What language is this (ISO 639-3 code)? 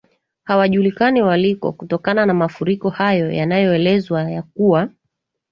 swa